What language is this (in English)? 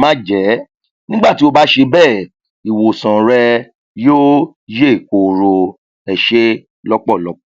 Yoruba